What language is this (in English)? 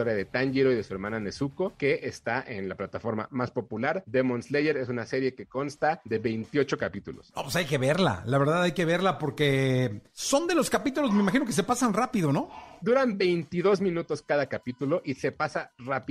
Spanish